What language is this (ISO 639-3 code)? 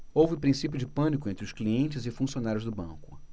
por